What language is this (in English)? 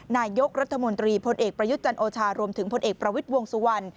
Thai